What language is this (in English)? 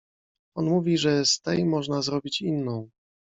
Polish